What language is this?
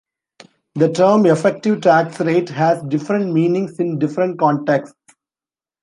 English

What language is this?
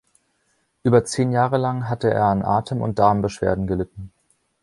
German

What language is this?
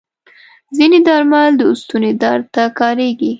Pashto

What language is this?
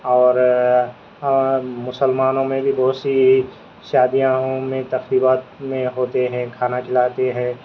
Urdu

